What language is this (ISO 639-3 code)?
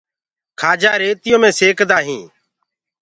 ggg